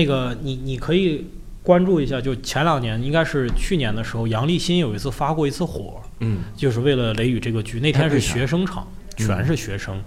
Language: Chinese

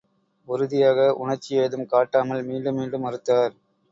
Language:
Tamil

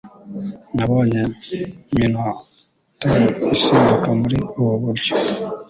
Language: Kinyarwanda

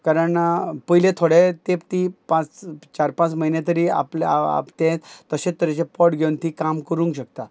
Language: Konkani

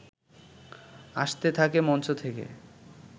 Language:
Bangla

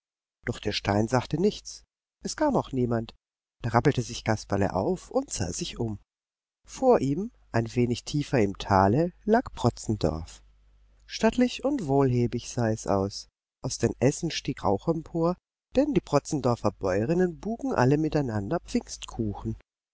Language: German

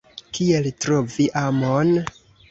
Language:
Esperanto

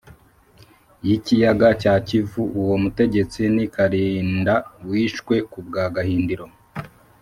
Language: Kinyarwanda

